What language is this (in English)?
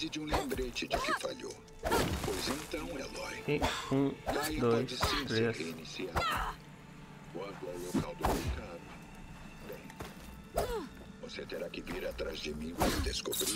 Portuguese